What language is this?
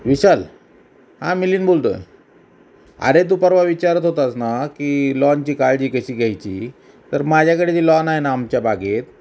Marathi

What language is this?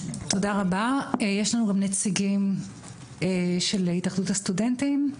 Hebrew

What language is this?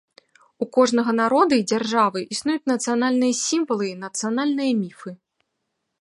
Belarusian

